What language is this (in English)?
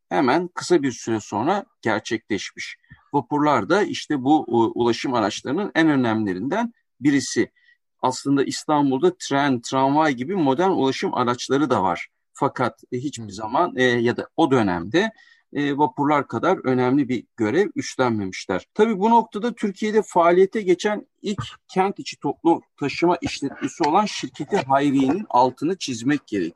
Turkish